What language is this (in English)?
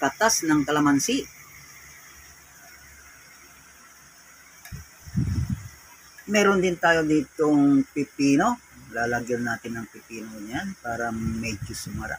Filipino